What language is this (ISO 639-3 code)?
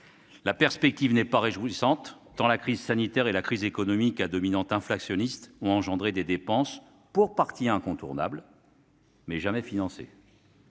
fra